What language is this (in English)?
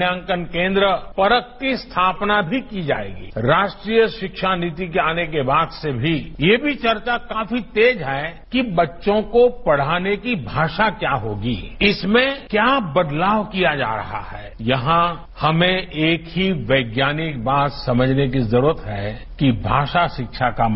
Marathi